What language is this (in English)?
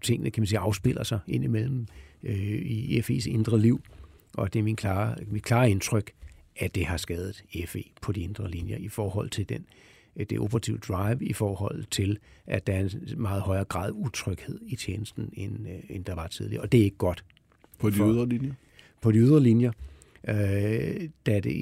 Danish